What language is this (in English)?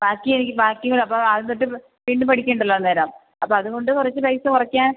Malayalam